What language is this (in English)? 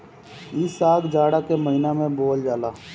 Bhojpuri